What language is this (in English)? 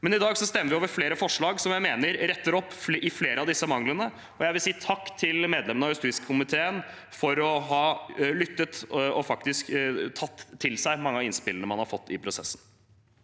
Norwegian